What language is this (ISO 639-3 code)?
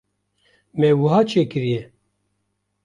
kur